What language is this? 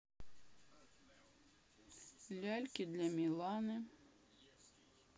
Russian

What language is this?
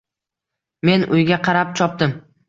Uzbek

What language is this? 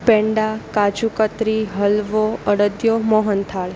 Gujarati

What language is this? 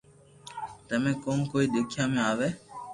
Loarki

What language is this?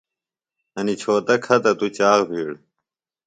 Phalura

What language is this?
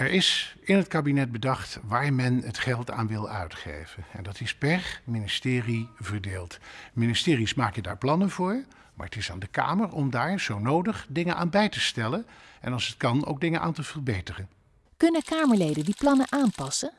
Dutch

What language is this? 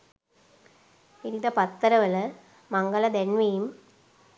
Sinhala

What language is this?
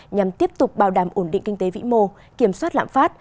Vietnamese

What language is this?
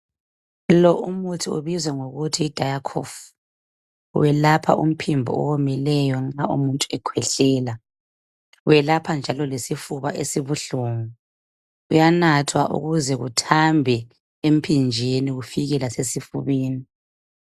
North Ndebele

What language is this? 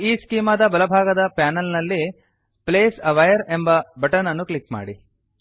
Kannada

